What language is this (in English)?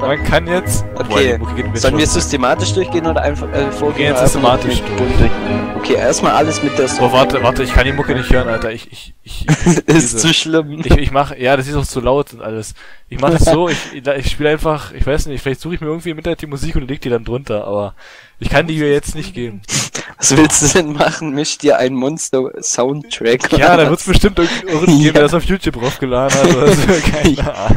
German